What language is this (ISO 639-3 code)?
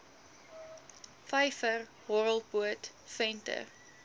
afr